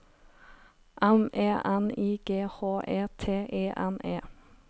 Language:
Norwegian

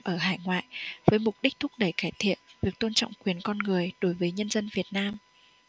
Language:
Vietnamese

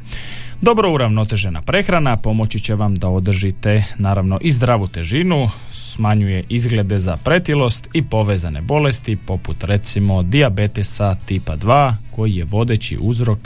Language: Croatian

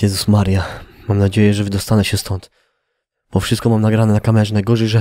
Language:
Polish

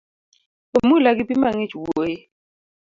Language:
Luo (Kenya and Tanzania)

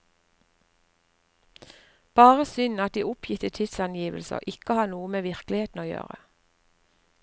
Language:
Norwegian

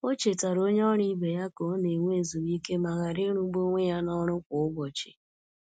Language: Igbo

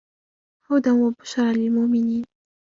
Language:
Arabic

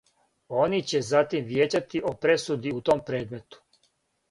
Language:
Serbian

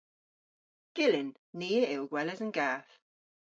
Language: Cornish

